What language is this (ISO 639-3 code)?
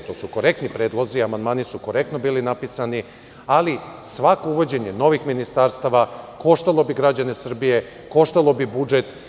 srp